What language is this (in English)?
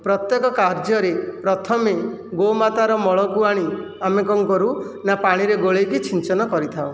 Odia